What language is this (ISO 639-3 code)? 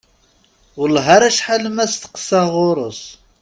kab